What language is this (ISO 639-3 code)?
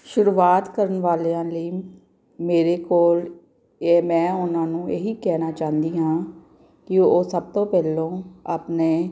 pan